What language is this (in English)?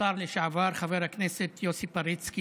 Hebrew